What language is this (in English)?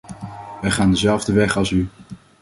Dutch